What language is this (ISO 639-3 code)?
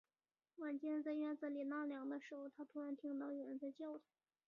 zho